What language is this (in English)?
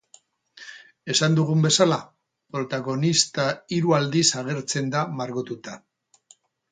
Basque